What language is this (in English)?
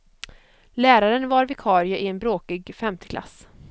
Swedish